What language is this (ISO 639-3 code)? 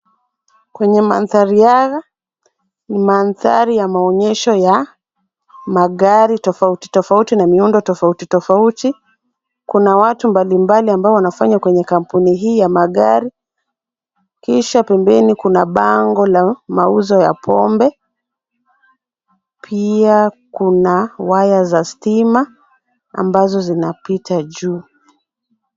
swa